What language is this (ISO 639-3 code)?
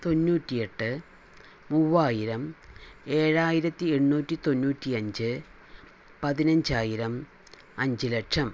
mal